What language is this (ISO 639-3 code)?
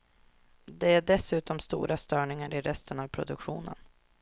swe